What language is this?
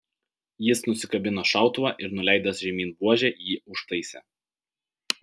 Lithuanian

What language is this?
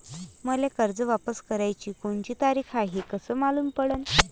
Marathi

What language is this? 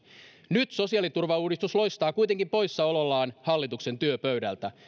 Finnish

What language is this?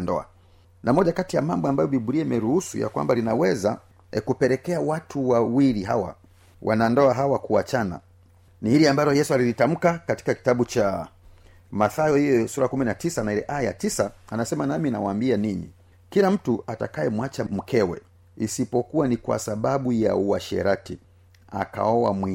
Swahili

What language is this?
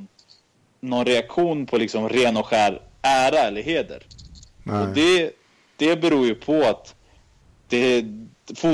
Swedish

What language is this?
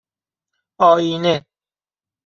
Persian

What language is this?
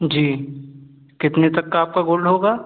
Hindi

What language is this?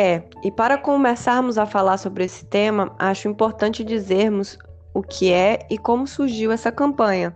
Portuguese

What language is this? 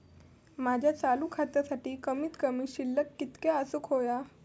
Marathi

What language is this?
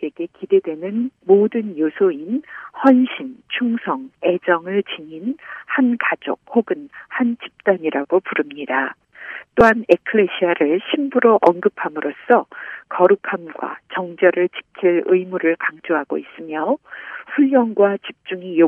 Korean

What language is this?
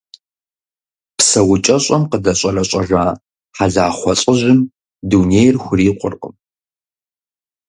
Kabardian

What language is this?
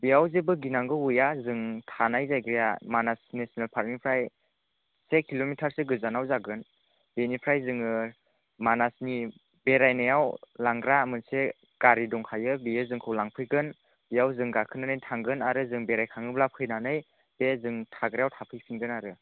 Bodo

